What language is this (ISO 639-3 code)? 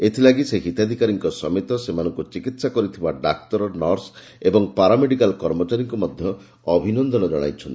ori